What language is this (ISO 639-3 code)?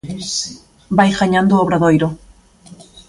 glg